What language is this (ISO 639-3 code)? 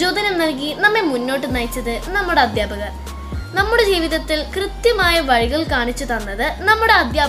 mal